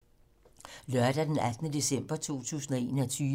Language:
Danish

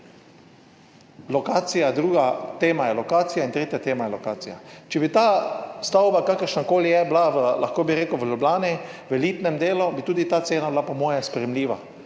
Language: Slovenian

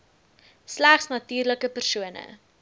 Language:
Afrikaans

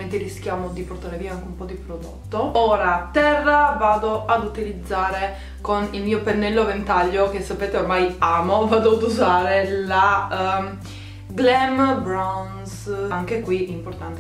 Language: Italian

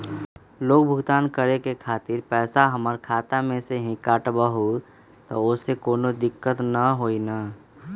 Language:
Magahi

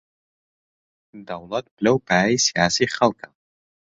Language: Central Kurdish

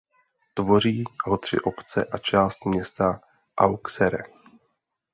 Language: Czech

